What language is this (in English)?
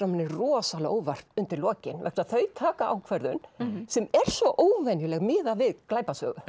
Icelandic